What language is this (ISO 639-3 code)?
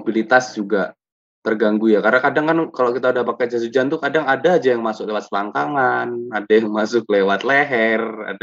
ind